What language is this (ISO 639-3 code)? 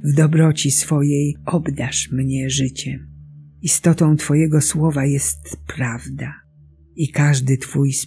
pol